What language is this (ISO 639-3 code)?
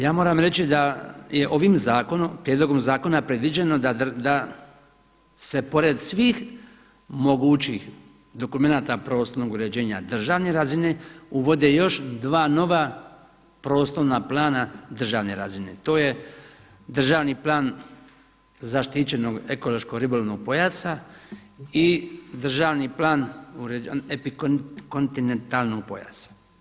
hrv